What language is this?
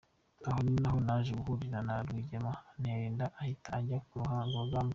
Kinyarwanda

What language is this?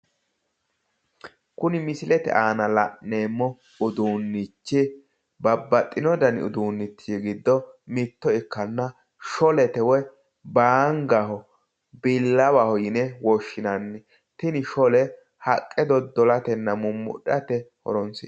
Sidamo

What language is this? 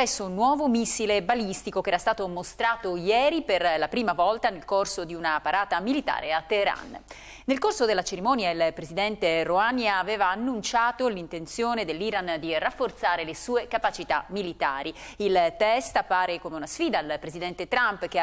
Italian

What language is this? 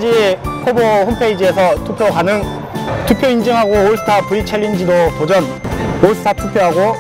Korean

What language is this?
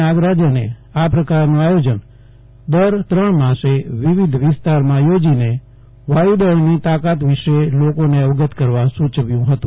Gujarati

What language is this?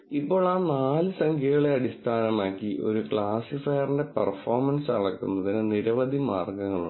Malayalam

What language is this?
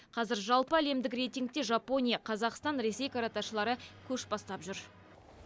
Kazakh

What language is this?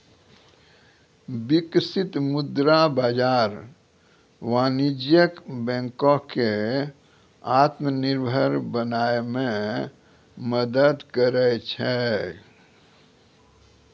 Maithili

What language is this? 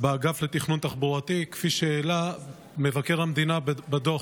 Hebrew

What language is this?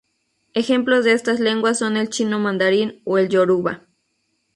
Spanish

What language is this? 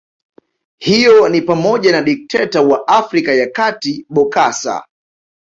Swahili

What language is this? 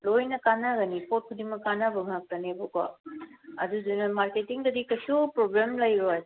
Manipuri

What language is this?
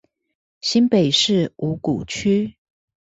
Chinese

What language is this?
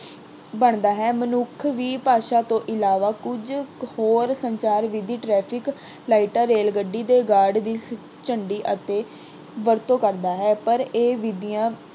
Punjabi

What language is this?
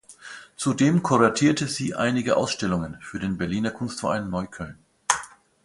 German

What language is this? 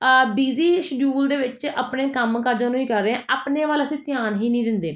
Punjabi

